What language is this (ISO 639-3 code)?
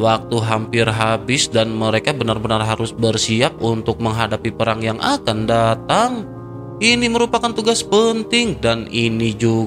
ind